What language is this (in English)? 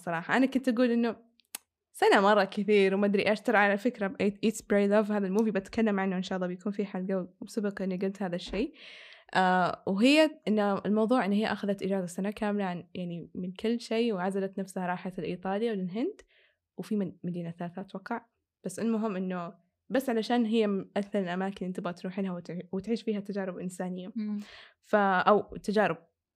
Arabic